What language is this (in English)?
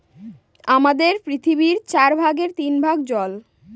Bangla